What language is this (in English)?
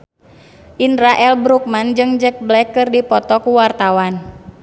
Sundanese